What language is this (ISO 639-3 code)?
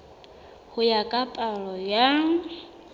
sot